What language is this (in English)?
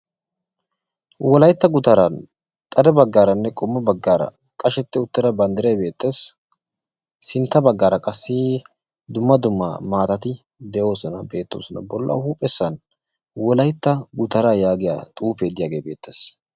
Wolaytta